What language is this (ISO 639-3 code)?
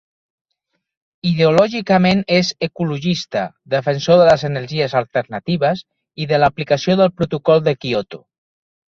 cat